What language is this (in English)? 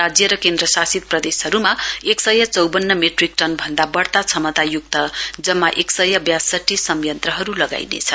Nepali